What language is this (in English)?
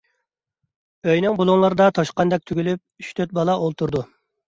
Uyghur